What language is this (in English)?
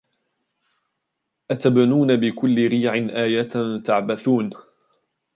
Arabic